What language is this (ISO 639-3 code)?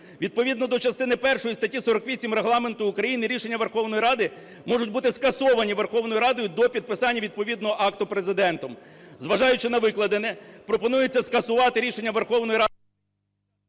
ukr